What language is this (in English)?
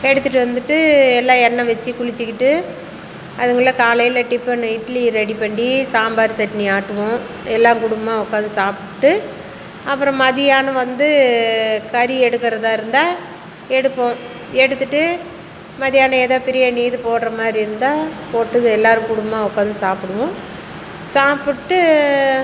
Tamil